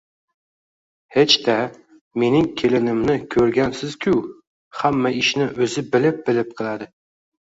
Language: Uzbek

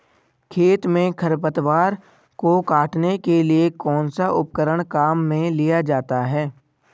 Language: Hindi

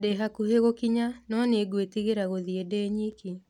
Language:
Kikuyu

